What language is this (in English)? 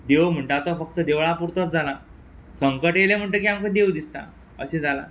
Konkani